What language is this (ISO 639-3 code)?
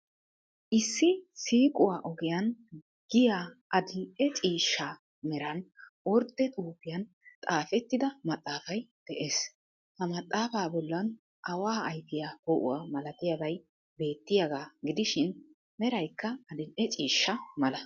wal